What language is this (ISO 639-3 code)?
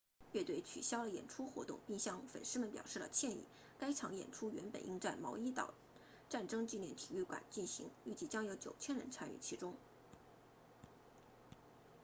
zho